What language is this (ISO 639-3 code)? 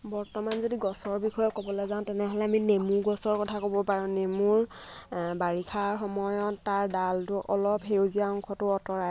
asm